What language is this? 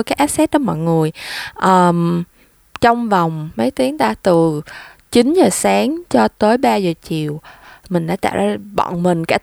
Vietnamese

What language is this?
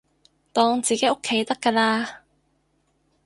Cantonese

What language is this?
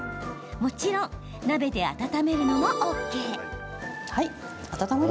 Japanese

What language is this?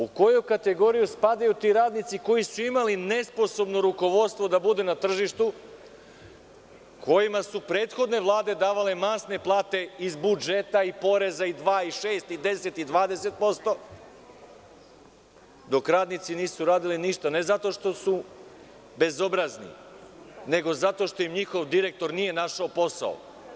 Serbian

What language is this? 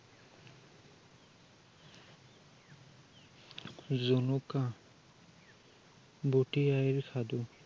Assamese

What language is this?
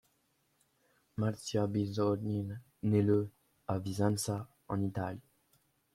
French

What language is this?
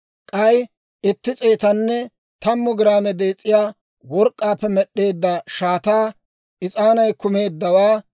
Dawro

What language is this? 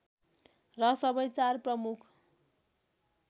Nepali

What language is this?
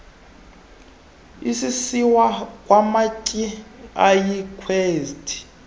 Xhosa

